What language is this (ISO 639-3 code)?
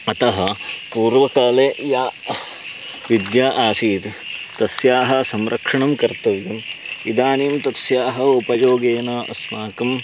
san